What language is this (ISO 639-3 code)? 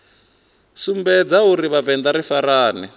ven